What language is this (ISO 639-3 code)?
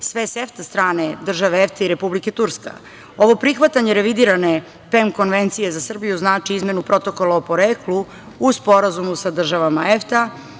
srp